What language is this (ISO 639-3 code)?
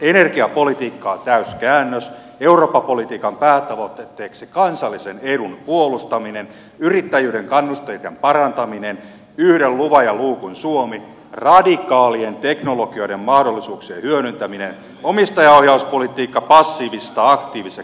fin